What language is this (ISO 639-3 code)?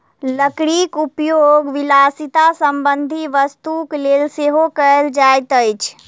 mai